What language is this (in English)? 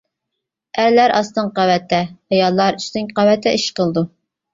Uyghur